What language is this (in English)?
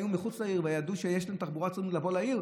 Hebrew